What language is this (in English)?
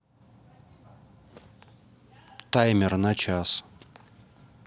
Russian